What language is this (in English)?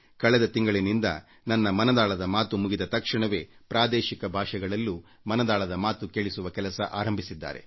Kannada